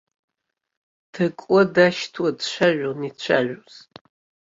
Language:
Abkhazian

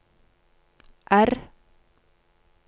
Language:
Norwegian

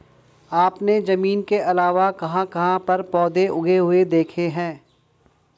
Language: Hindi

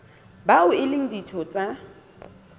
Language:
Southern Sotho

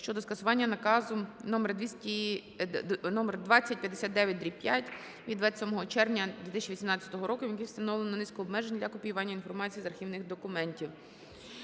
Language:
Ukrainian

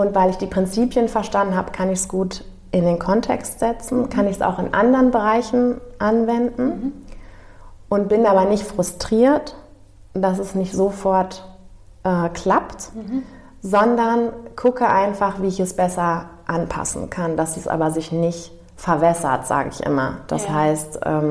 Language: German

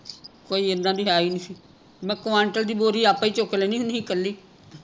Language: Punjabi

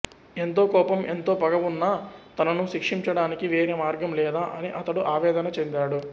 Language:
Telugu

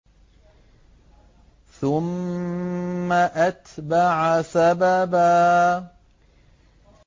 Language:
Arabic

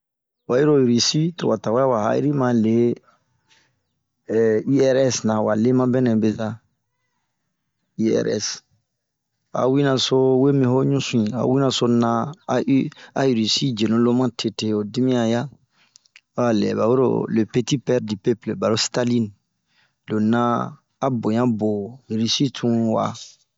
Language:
Bomu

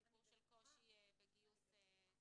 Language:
Hebrew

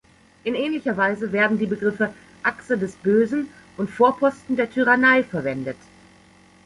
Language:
German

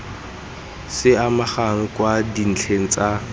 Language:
Tswana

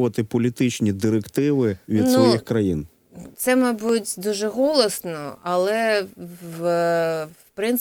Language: Ukrainian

